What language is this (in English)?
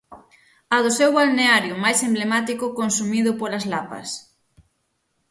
Galician